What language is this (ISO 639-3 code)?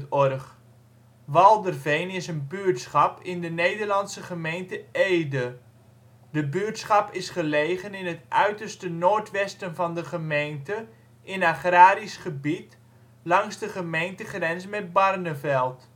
nld